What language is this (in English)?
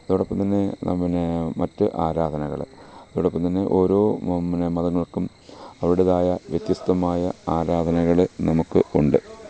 Malayalam